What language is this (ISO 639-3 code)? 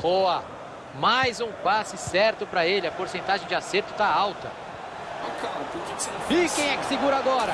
por